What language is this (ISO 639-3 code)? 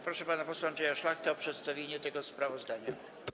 pol